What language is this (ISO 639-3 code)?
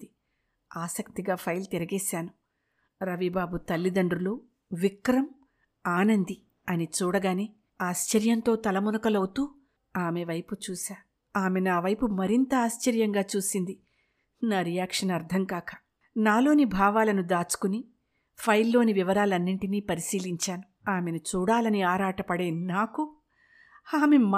tel